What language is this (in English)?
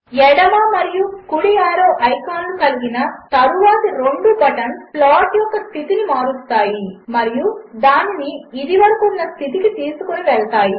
Telugu